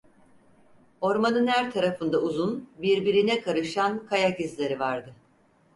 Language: Turkish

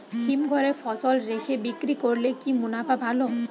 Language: Bangla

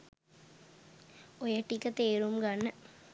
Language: Sinhala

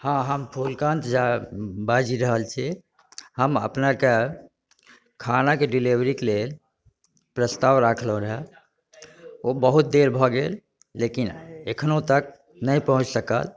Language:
Maithili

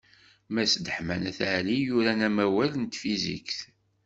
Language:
Kabyle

